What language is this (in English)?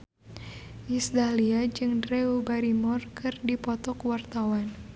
Sundanese